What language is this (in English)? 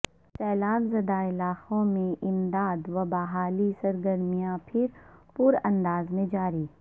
Urdu